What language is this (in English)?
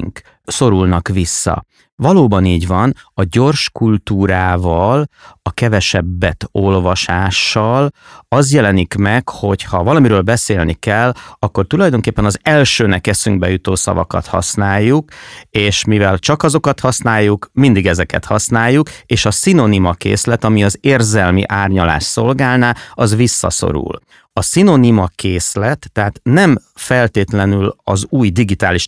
Hungarian